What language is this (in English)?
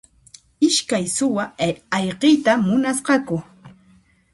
Puno Quechua